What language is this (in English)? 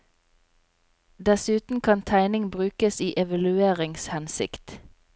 Norwegian